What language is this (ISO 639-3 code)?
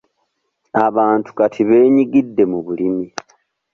lug